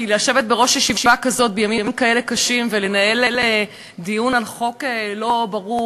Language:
Hebrew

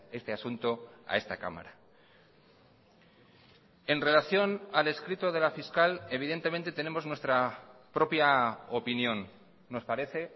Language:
Spanish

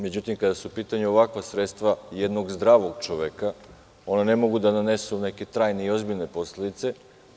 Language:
Serbian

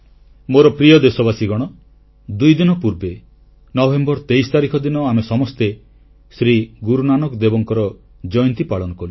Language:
Odia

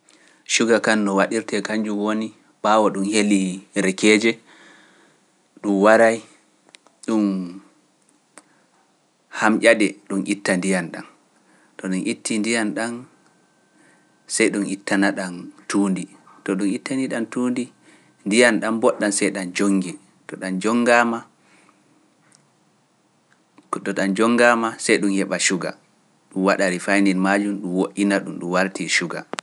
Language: Pular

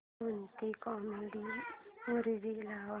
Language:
Marathi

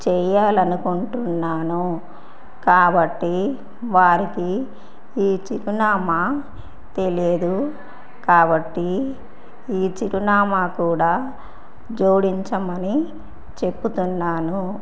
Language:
Telugu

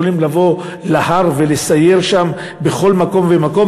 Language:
Hebrew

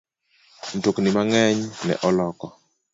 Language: Luo (Kenya and Tanzania)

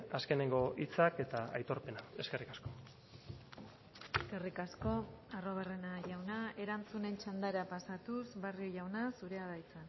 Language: Basque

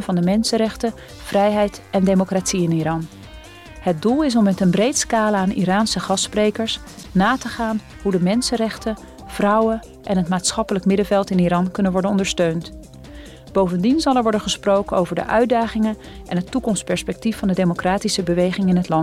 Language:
Dutch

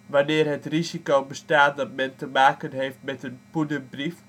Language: Dutch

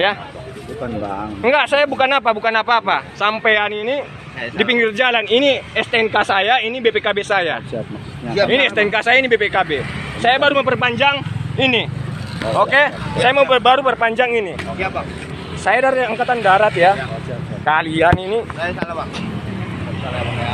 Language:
Indonesian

